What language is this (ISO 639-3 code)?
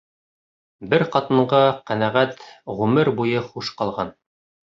bak